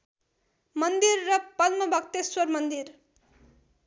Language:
Nepali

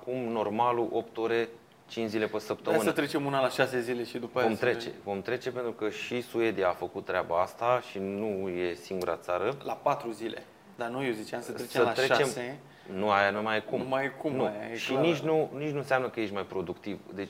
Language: Romanian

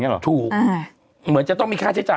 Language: Thai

